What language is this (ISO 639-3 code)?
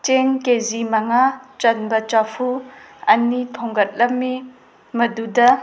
mni